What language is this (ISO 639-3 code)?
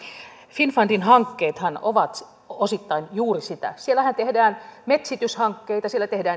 fin